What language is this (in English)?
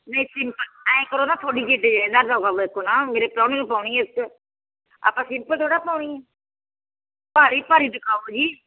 Punjabi